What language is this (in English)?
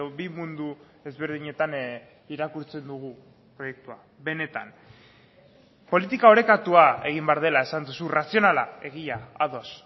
Basque